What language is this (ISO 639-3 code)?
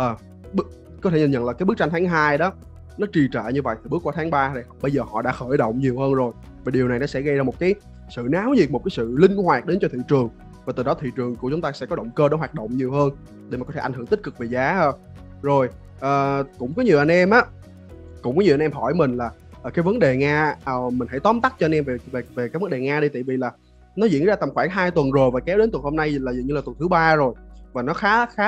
vie